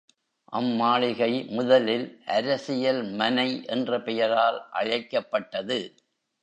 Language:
Tamil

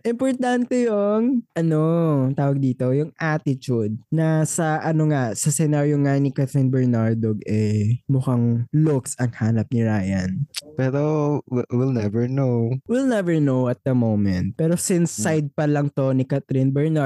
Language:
Filipino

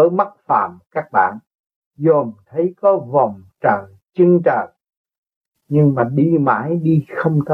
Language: Vietnamese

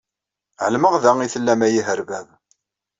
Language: Kabyle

